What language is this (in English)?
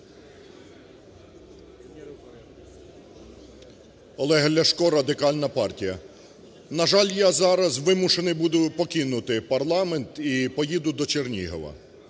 Ukrainian